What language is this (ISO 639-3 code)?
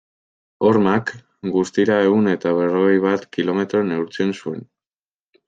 eus